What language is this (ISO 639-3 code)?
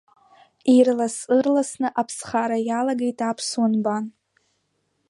abk